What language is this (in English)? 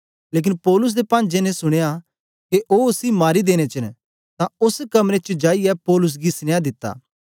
Dogri